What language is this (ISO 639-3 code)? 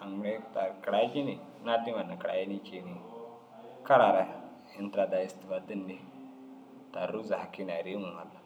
dzg